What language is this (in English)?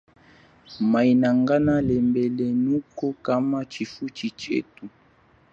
Chokwe